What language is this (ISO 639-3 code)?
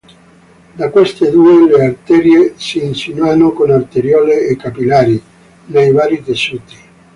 ita